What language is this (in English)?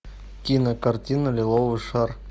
Russian